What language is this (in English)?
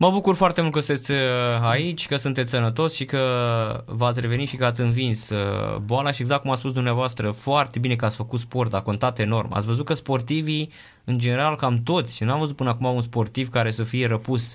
Romanian